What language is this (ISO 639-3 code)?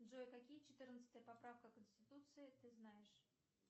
rus